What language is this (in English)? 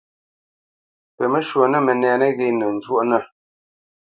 Bamenyam